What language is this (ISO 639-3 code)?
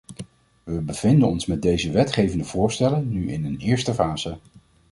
nld